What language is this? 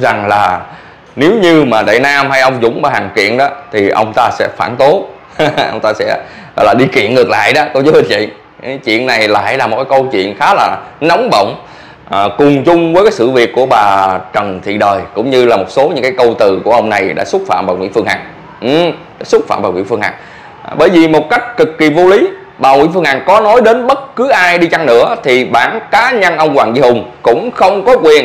Vietnamese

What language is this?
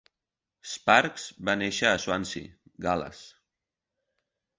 Catalan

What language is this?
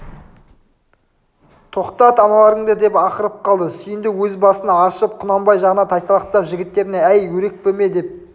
Kazakh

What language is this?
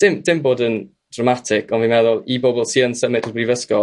Welsh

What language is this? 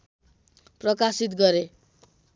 Nepali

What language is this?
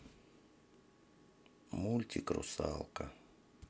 Russian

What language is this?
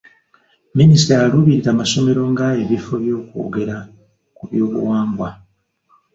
Ganda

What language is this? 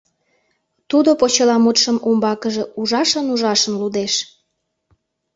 Mari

